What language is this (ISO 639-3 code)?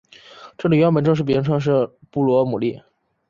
zho